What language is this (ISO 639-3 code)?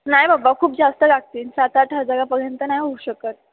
mar